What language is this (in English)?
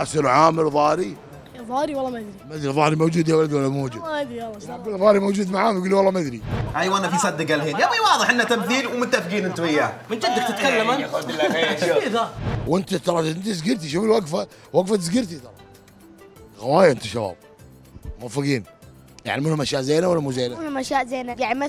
Arabic